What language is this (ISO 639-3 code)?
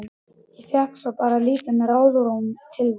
isl